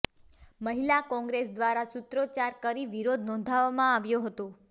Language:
Gujarati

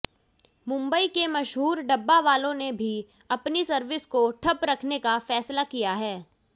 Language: Hindi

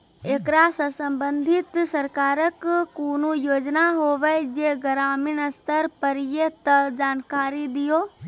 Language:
Maithili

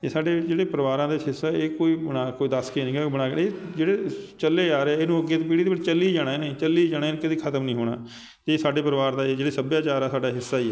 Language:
Punjabi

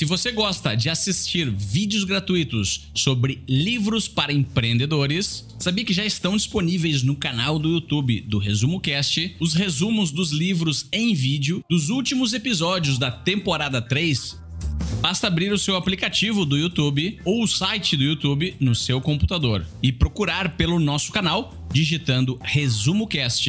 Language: Portuguese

